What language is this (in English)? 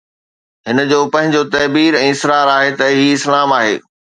Sindhi